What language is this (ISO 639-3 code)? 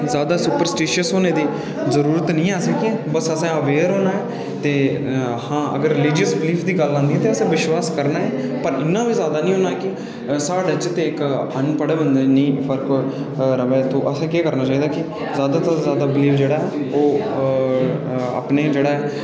doi